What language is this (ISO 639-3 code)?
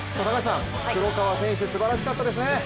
jpn